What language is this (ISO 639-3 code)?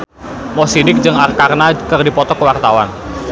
sun